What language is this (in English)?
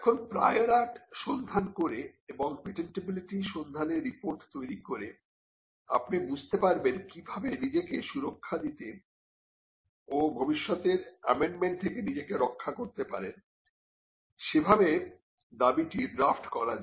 Bangla